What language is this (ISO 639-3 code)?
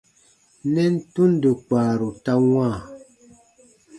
bba